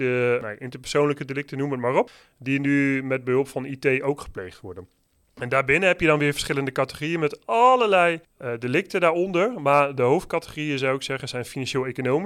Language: Dutch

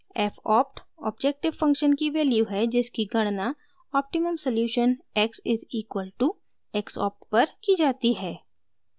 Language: Hindi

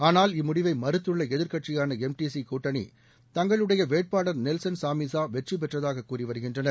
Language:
Tamil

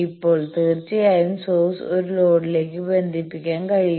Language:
Malayalam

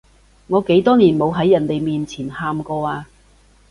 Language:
Cantonese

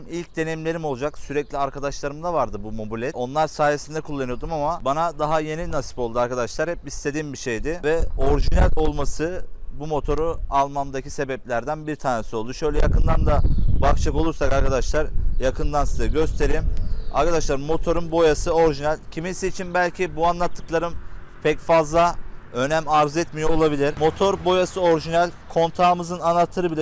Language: Turkish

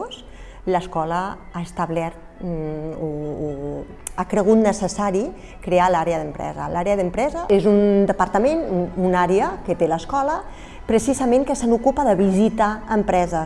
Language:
Catalan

